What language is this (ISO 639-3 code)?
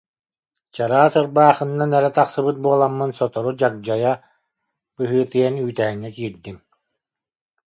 sah